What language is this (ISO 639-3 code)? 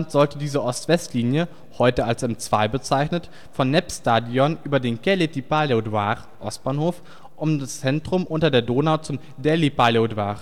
deu